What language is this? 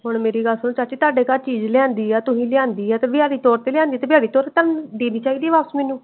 Punjabi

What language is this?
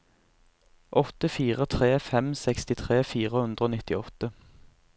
Norwegian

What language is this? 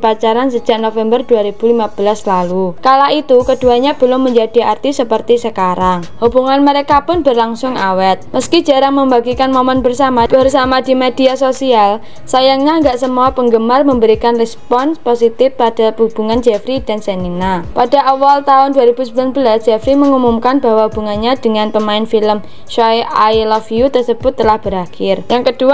Indonesian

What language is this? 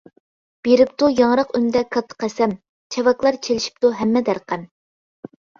Uyghur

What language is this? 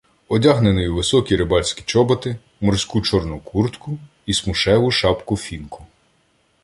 Ukrainian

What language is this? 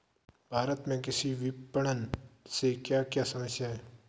Hindi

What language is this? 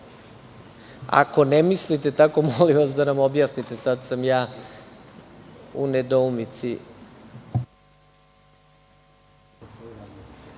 Serbian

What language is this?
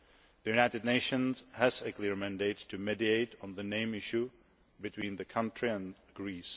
English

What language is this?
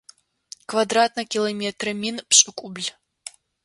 Adyghe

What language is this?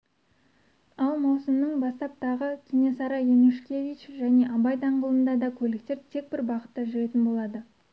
Kazakh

